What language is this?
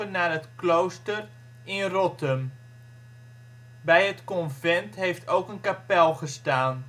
Dutch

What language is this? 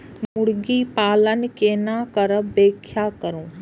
Maithili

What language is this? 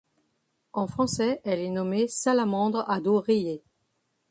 French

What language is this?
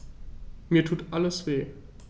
German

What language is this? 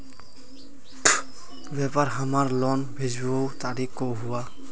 Magahi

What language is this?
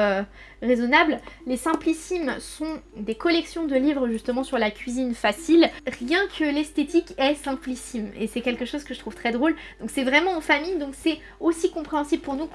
French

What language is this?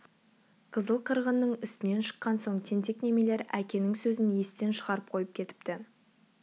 Kazakh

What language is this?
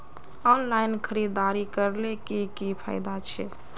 Magahi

